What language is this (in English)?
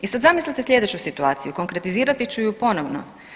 Croatian